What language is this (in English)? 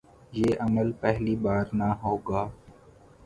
Urdu